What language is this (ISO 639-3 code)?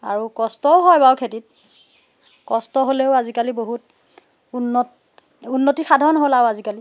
asm